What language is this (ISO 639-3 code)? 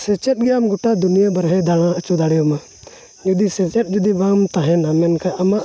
sat